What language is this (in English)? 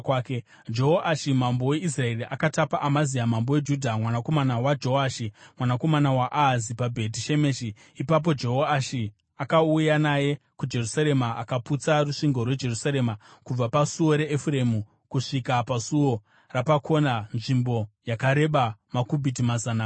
Shona